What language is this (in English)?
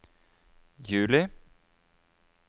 Norwegian